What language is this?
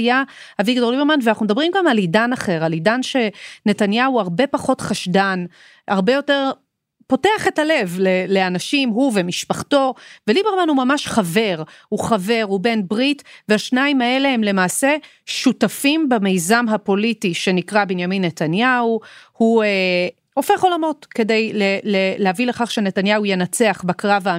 Hebrew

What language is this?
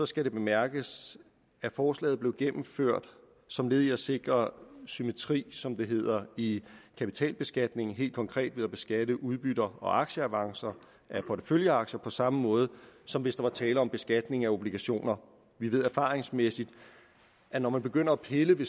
Danish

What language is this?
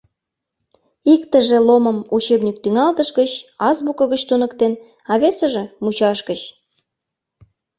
Mari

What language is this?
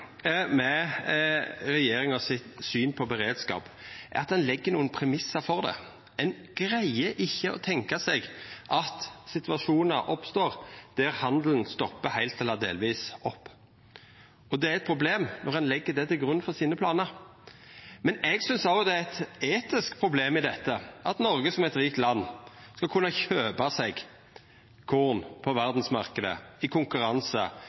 Norwegian Nynorsk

